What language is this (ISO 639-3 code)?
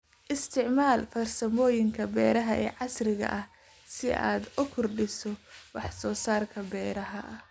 som